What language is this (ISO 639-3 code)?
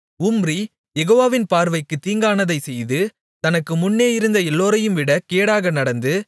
tam